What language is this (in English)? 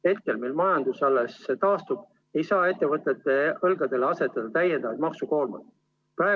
Estonian